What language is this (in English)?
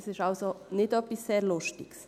Swiss German